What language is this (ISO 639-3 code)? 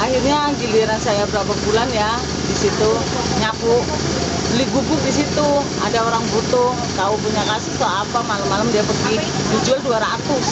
ind